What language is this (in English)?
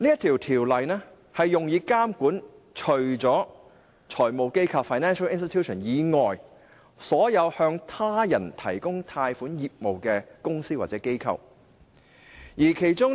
Cantonese